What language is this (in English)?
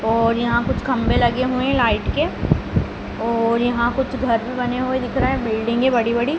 Hindi